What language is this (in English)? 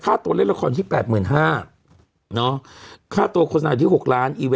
Thai